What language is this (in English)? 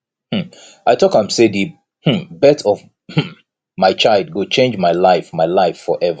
Nigerian Pidgin